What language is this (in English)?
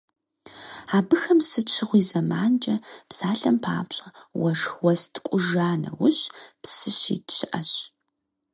Kabardian